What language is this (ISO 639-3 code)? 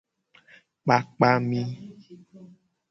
gej